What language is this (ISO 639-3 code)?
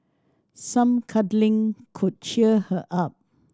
eng